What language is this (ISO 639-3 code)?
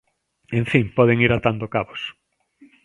glg